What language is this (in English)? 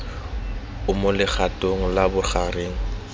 Tswana